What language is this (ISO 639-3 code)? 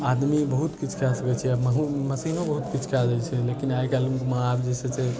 mai